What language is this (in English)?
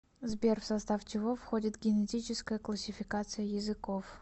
Russian